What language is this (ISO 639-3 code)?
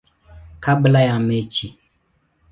swa